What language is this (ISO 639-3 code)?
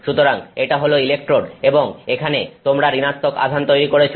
ben